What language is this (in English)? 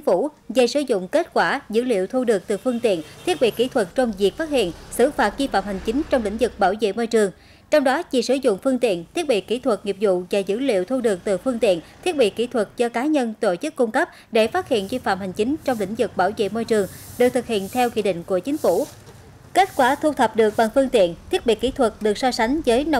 Vietnamese